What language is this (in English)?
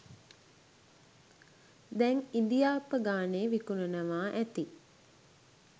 Sinhala